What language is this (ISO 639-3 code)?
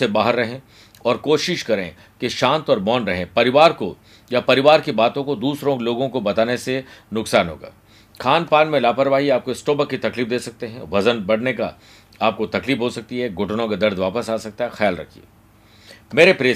hin